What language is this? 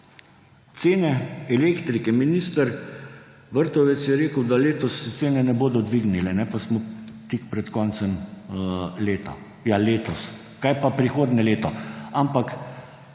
Slovenian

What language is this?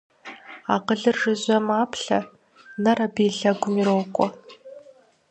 Kabardian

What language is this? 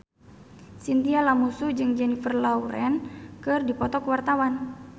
Sundanese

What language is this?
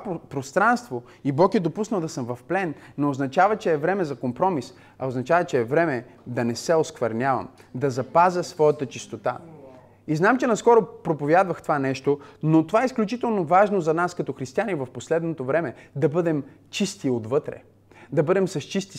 Bulgarian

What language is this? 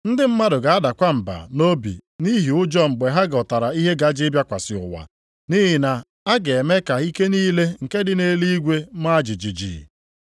Igbo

